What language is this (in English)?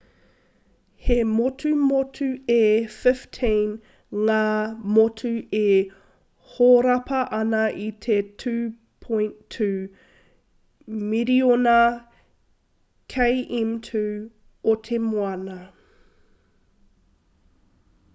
Māori